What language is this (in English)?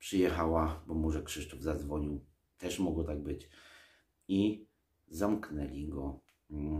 Polish